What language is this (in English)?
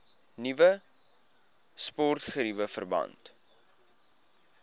Afrikaans